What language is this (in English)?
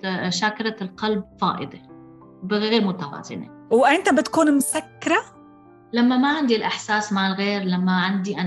Arabic